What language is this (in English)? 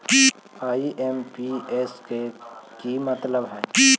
Magahi